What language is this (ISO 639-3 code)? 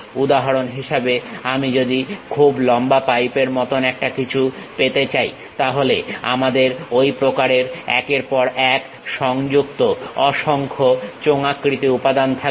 ben